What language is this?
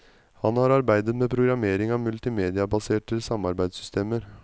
Norwegian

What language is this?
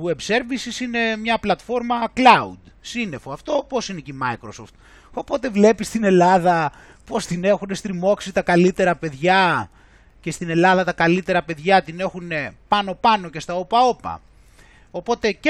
Greek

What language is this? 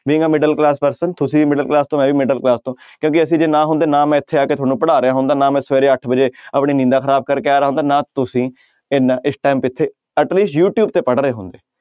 Punjabi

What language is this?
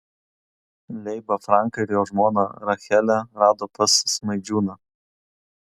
Lithuanian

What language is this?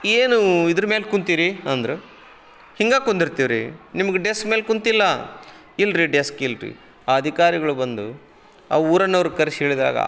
Kannada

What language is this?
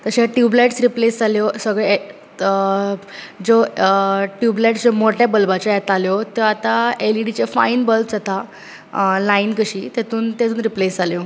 Konkani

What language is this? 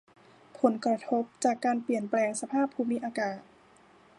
Thai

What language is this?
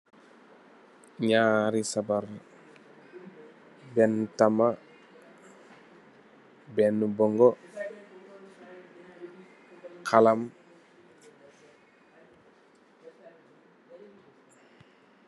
Wolof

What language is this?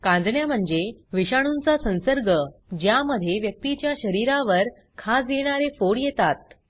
Marathi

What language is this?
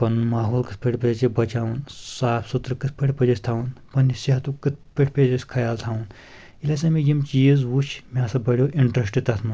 Kashmiri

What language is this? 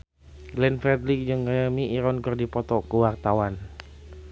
Sundanese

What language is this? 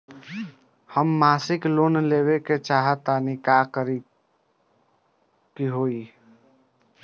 Bhojpuri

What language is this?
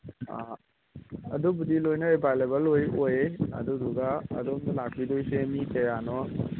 Manipuri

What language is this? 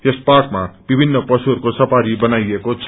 Nepali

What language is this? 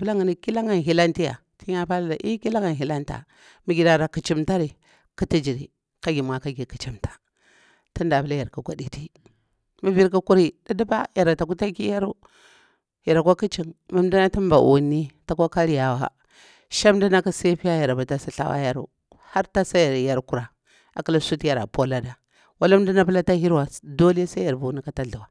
Bura-Pabir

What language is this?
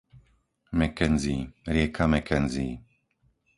Slovak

